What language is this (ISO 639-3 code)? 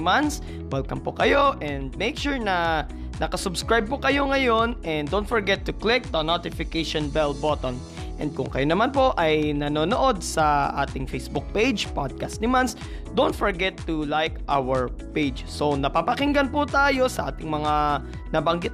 fil